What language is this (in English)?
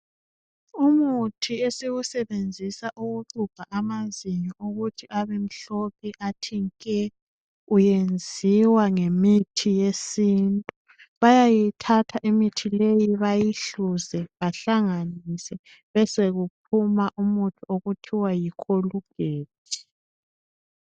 North Ndebele